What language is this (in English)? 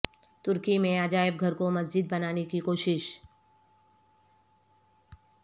Urdu